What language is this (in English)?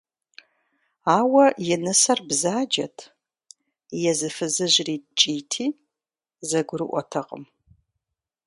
Kabardian